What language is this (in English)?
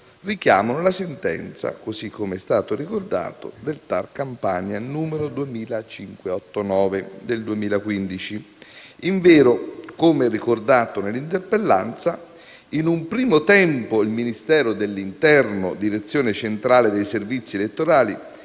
Italian